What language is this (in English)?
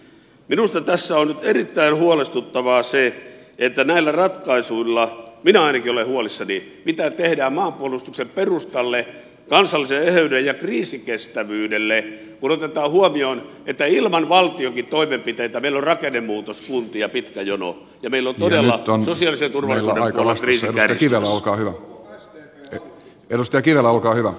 Finnish